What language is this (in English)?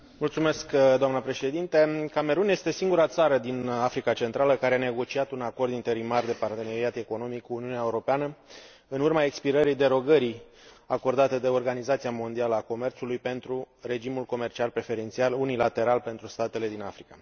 Romanian